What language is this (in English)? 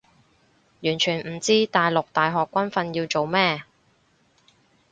Cantonese